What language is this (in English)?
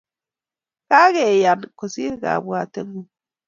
Kalenjin